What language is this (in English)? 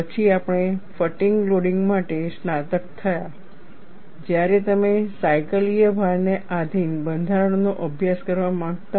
Gujarati